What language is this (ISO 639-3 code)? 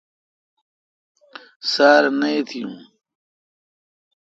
xka